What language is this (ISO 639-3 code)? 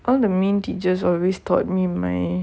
eng